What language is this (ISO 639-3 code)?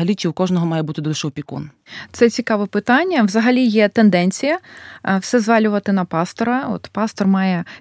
ukr